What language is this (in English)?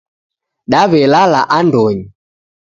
Taita